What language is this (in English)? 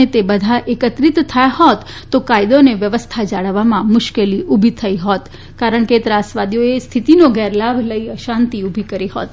Gujarati